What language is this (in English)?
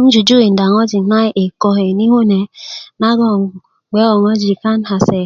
Kuku